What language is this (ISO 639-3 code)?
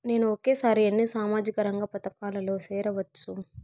tel